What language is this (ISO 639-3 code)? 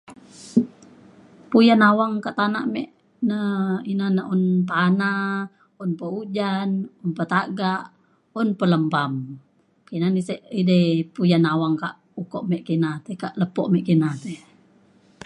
xkl